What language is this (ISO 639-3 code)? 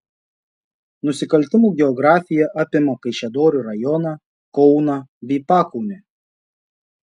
lit